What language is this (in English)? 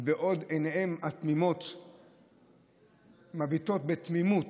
Hebrew